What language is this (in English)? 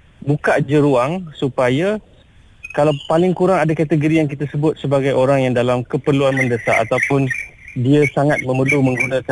Malay